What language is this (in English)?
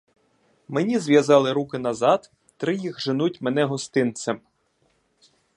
Ukrainian